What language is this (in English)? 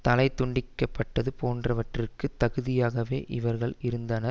Tamil